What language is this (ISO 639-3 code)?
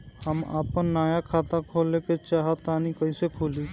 bho